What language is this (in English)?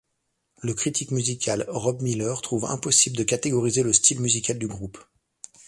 French